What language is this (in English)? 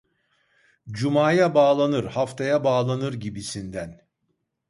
Turkish